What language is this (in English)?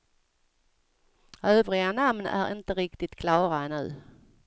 Swedish